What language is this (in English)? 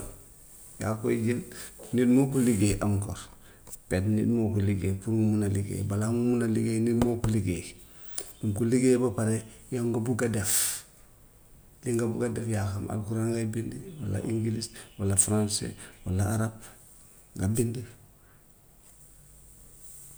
Gambian Wolof